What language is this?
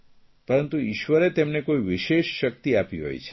Gujarati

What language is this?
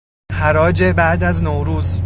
Persian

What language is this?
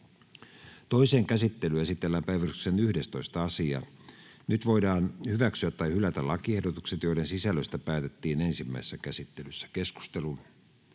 Finnish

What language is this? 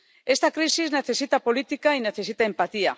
Spanish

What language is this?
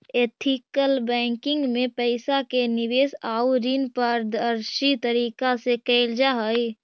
Magahi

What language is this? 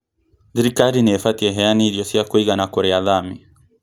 Kikuyu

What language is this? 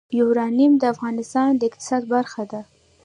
Pashto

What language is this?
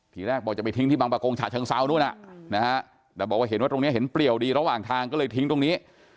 Thai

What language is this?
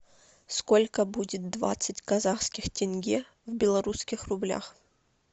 Russian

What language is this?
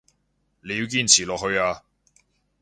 Cantonese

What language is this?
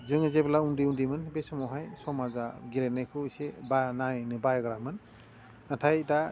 Bodo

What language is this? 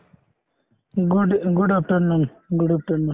Assamese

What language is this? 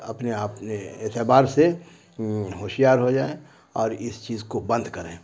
Urdu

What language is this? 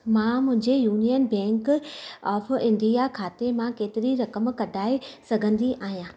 Sindhi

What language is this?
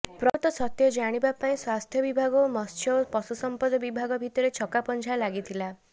Odia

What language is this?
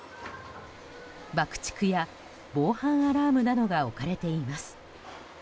Japanese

